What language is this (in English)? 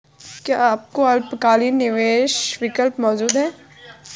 Hindi